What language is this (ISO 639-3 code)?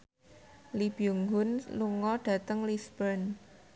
jav